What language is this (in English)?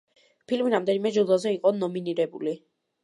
Georgian